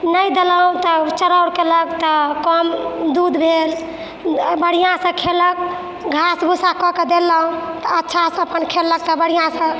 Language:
Maithili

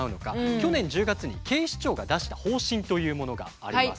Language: Japanese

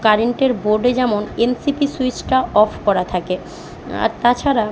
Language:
Bangla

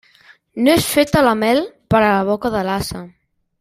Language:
Catalan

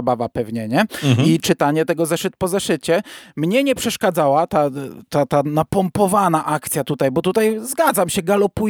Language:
Polish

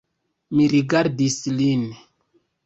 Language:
Esperanto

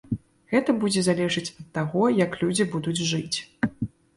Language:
Belarusian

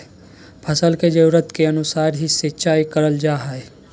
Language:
Magahi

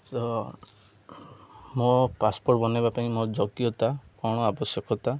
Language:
Odia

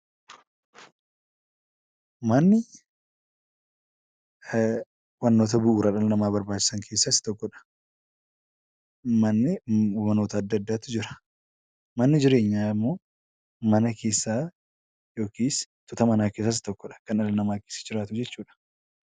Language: Oromo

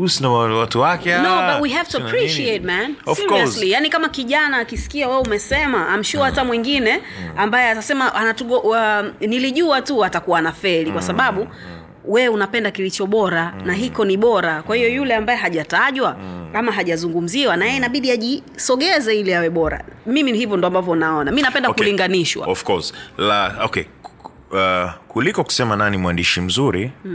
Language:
Swahili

